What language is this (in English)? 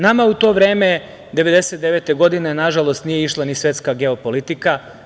Serbian